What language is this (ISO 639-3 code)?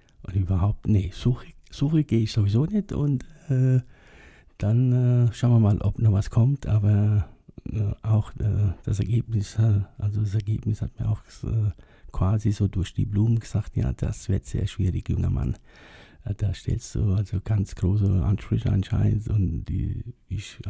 deu